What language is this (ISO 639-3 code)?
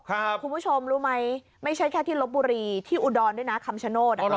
tha